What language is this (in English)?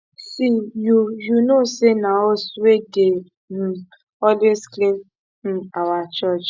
Nigerian Pidgin